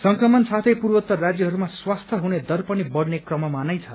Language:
Nepali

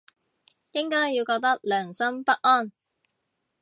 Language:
Cantonese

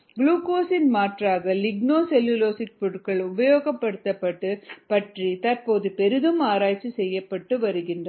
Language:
Tamil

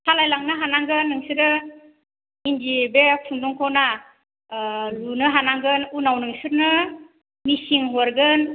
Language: Bodo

